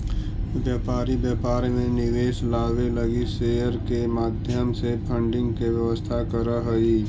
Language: Magahi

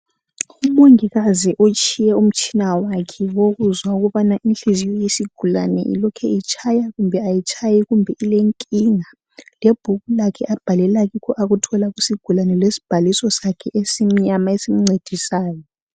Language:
North Ndebele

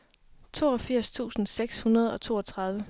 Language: Danish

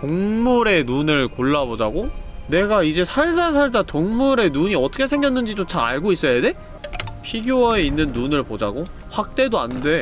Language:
Korean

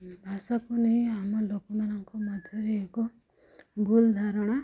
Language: Odia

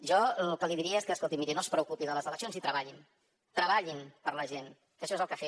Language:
Catalan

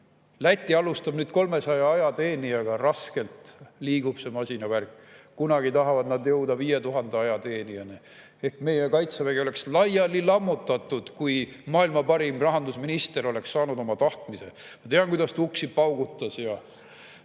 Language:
Estonian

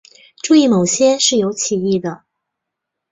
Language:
Chinese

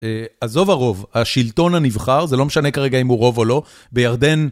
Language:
Hebrew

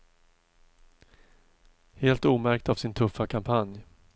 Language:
Swedish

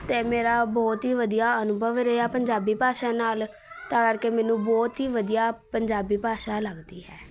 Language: Punjabi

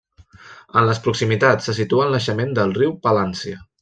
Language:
Catalan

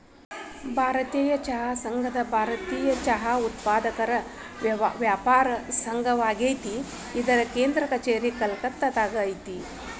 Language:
Kannada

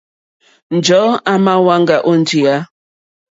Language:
Mokpwe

